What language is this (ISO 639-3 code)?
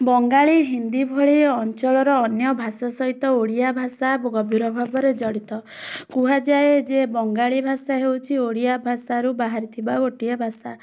ori